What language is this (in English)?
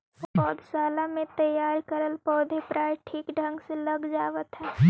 Magahi